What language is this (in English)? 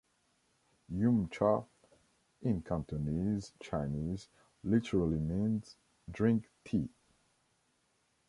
English